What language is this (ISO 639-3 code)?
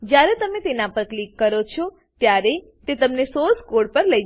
guj